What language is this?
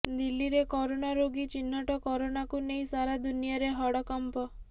Odia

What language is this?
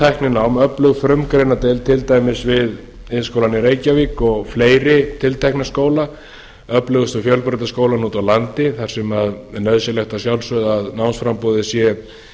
Icelandic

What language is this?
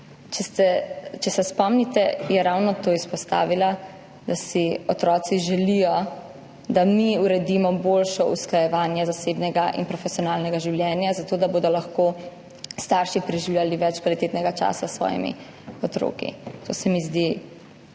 Slovenian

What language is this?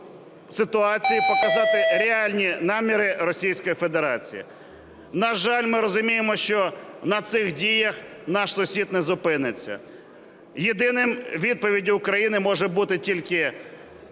Ukrainian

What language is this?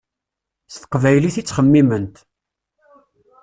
Kabyle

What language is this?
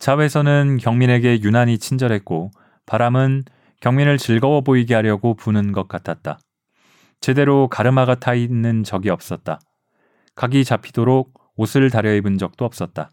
Korean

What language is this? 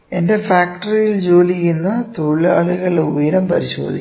Malayalam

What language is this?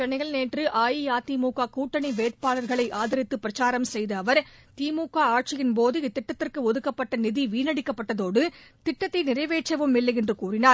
Tamil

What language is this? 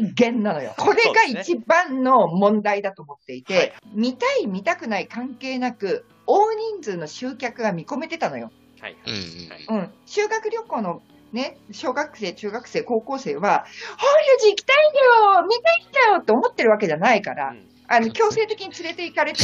Japanese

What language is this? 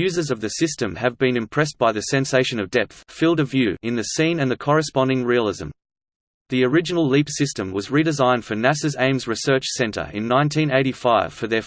English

